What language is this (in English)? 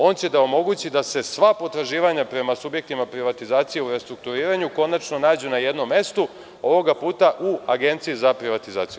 Serbian